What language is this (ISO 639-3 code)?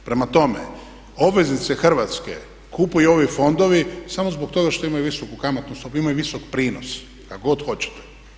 hrv